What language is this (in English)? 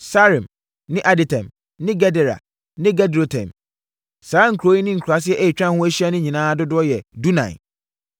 Akan